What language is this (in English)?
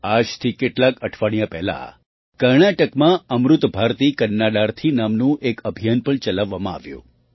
Gujarati